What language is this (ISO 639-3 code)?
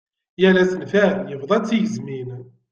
kab